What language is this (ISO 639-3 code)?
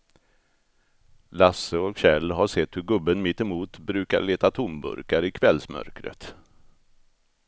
swe